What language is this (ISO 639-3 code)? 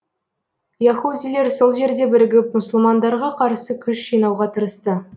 kaz